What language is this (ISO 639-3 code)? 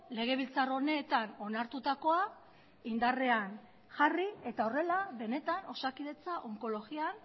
eus